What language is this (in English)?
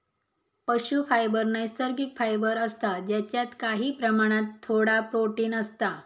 Marathi